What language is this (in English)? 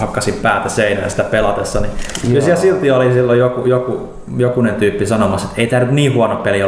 Finnish